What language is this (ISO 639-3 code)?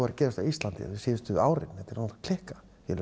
isl